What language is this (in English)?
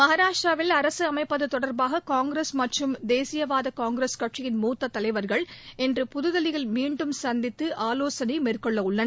Tamil